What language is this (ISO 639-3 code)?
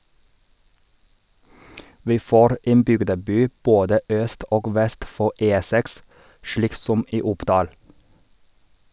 nor